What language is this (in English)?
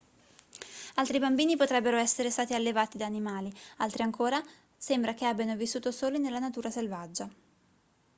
Italian